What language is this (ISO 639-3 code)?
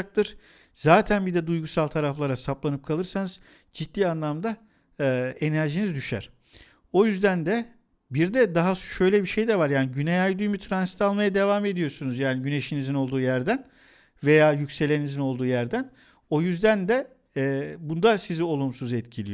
tur